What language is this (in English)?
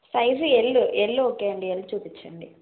Telugu